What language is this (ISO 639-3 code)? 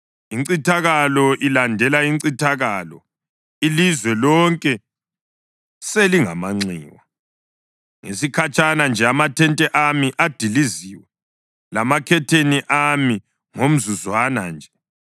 nde